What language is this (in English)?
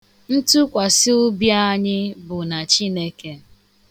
Igbo